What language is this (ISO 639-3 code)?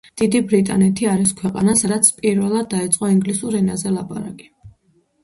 kat